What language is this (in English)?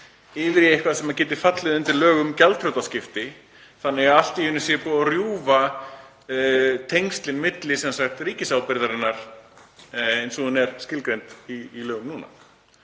Icelandic